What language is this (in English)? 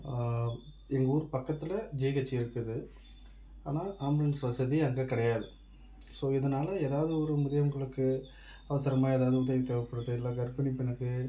Tamil